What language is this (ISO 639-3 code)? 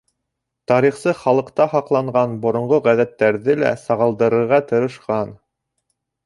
bak